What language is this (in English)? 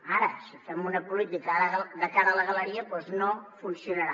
Catalan